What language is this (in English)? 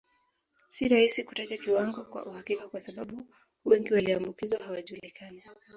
Swahili